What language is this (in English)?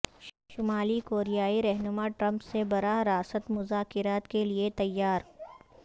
Urdu